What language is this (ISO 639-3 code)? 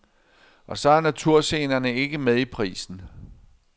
dan